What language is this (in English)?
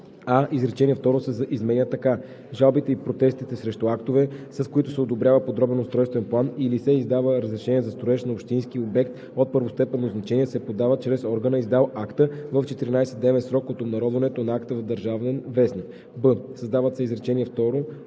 Bulgarian